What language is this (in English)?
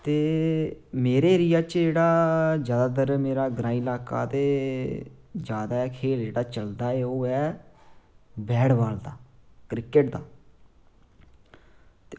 Dogri